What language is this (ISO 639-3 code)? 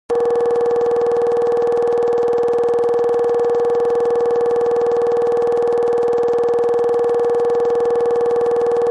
kbd